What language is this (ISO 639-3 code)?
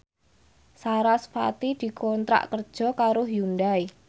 jav